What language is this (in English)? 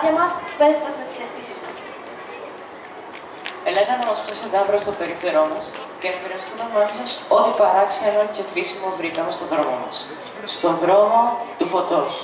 Greek